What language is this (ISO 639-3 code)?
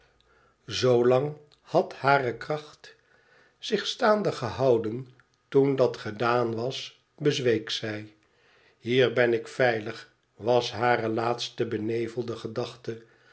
nld